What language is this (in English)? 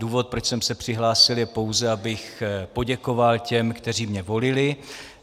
Czech